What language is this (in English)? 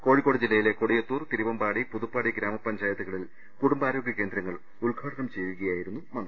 Malayalam